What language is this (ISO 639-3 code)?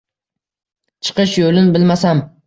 uzb